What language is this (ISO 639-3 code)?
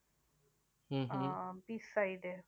ben